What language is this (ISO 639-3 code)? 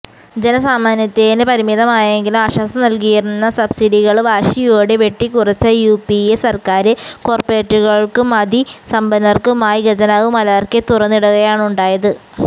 mal